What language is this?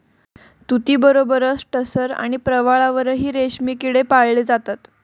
Marathi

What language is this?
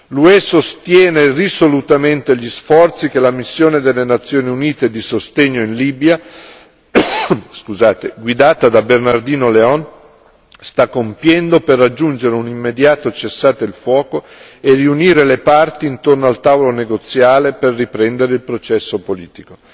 Italian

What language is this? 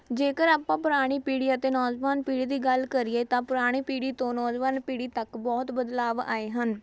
Punjabi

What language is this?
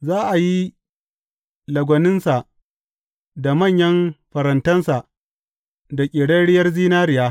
Hausa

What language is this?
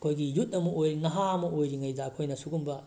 Manipuri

